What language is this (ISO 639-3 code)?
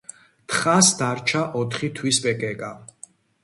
kat